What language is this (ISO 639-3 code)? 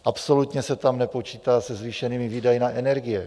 ces